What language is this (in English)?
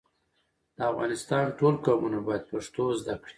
Pashto